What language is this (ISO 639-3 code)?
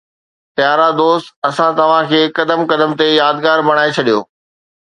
snd